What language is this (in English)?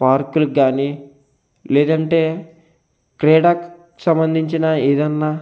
Telugu